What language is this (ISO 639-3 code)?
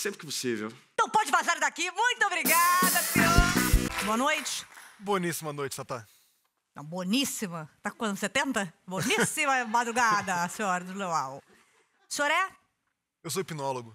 por